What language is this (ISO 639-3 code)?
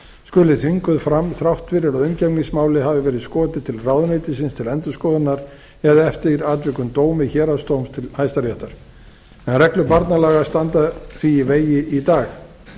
isl